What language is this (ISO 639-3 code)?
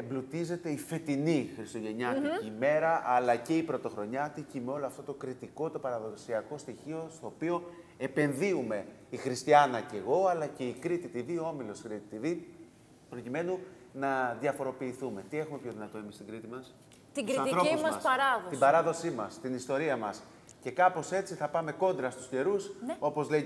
ell